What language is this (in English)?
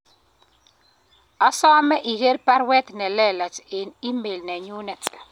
Kalenjin